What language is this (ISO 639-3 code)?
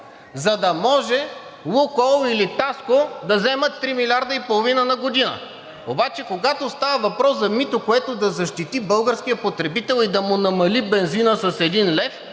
bul